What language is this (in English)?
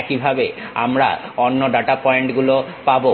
Bangla